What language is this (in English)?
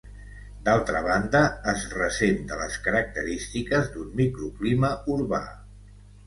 Catalan